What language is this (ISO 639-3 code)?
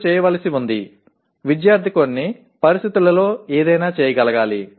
tel